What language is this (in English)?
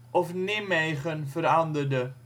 Dutch